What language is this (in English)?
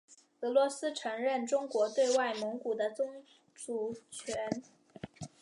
Chinese